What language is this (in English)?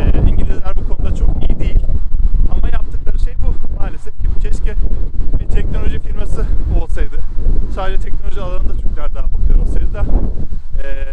Turkish